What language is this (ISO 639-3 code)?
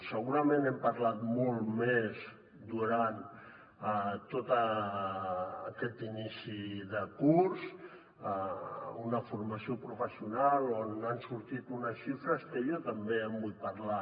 cat